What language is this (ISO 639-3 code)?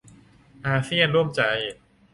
tha